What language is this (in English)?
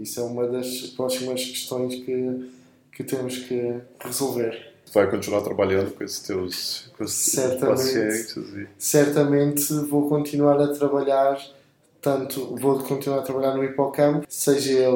Portuguese